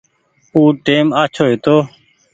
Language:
Goaria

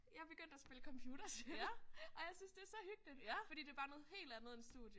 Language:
Danish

